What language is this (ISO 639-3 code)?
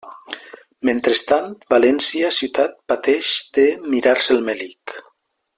cat